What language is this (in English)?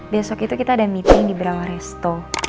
Indonesian